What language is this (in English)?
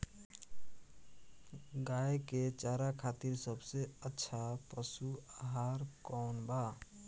Bhojpuri